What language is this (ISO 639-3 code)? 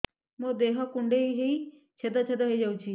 ori